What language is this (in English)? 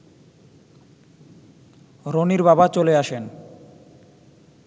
Bangla